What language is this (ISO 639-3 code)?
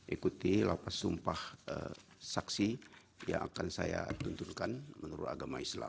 ind